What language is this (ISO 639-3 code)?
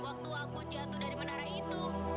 ind